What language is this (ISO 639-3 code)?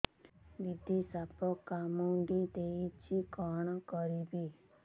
ori